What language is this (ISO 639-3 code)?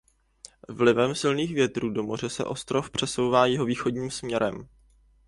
ces